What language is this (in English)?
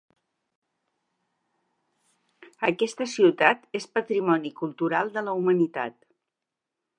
Catalan